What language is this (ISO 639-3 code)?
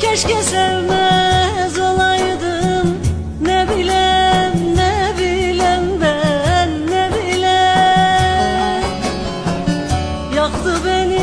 tur